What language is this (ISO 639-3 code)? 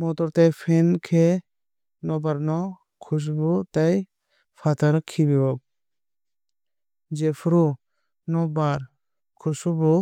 trp